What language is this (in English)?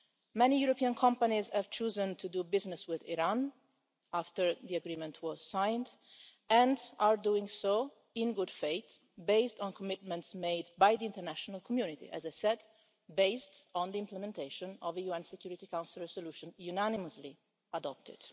English